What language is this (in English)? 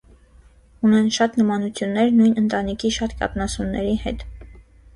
Armenian